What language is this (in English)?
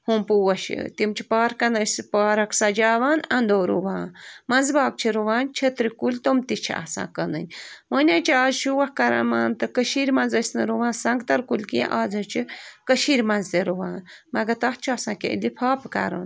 Kashmiri